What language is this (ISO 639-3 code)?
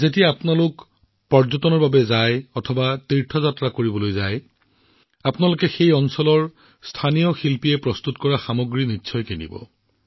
asm